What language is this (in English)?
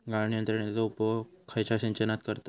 Marathi